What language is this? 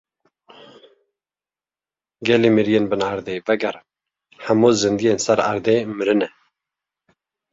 Kurdish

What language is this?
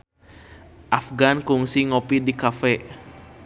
Sundanese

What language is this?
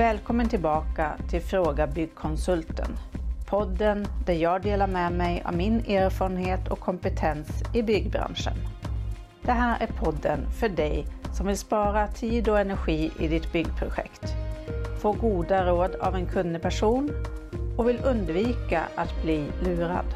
Swedish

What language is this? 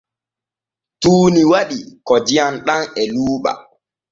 Borgu Fulfulde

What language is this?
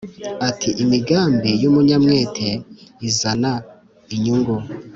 Kinyarwanda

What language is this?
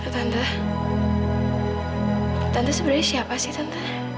Indonesian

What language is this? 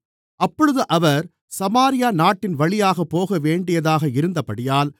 Tamil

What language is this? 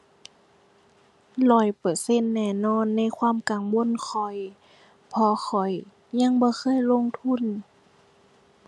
Thai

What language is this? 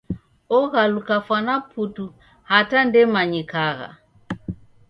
Taita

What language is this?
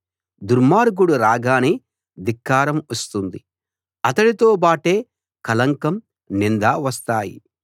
Telugu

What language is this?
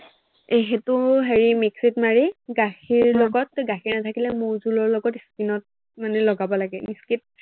Assamese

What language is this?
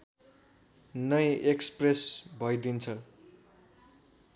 Nepali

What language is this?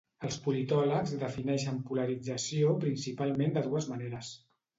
Catalan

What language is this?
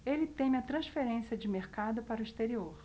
Portuguese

